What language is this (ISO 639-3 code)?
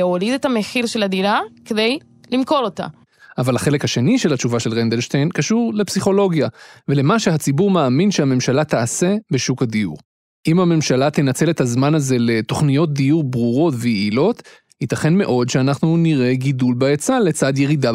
heb